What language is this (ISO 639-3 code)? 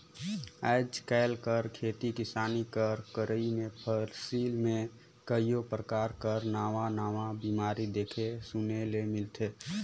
hne